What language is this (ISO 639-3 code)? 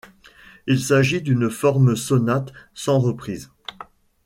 fra